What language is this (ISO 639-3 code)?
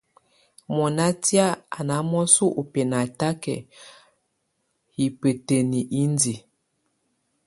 tvu